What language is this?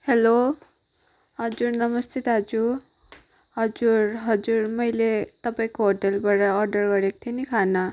Nepali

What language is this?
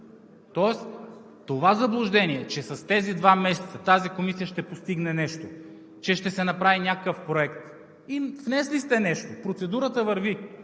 Bulgarian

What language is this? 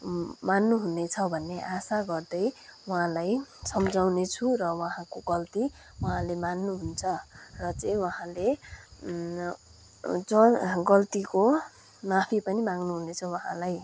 Nepali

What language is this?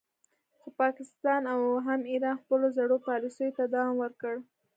Pashto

